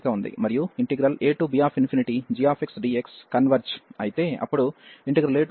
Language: Telugu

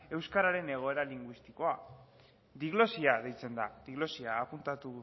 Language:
Basque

